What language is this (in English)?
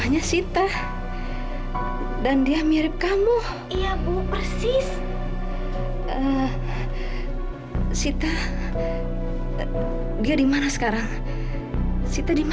Indonesian